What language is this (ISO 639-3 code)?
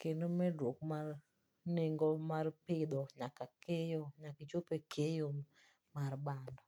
luo